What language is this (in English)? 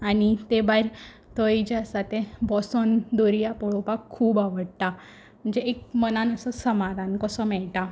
Konkani